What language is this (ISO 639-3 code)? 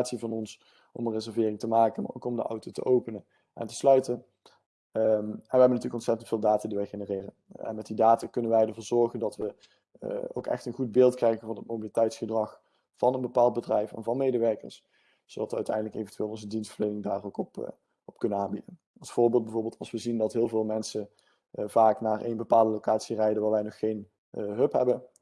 nld